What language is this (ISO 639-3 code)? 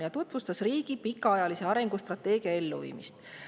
est